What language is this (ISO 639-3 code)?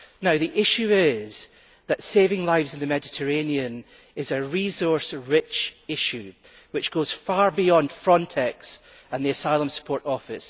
eng